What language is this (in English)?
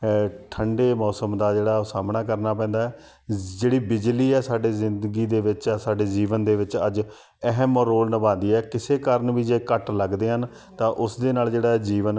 Punjabi